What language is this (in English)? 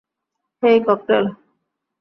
Bangla